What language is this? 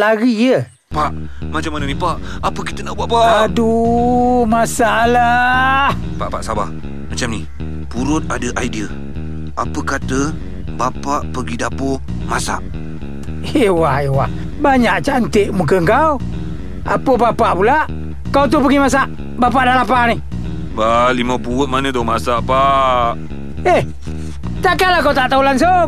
Malay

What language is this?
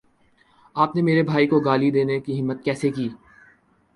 Urdu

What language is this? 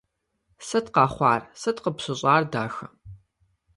Kabardian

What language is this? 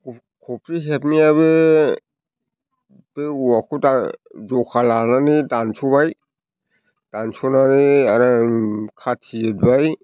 Bodo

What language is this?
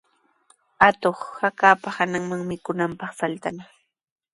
Sihuas Ancash Quechua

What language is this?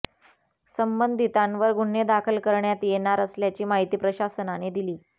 Marathi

